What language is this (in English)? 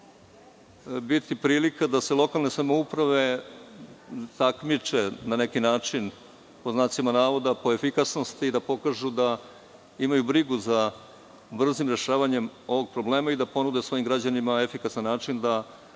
Serbian